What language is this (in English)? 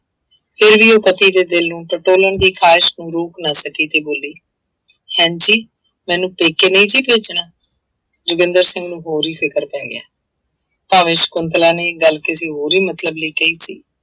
Punjabi